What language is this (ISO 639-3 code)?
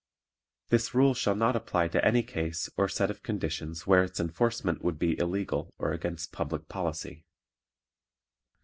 eng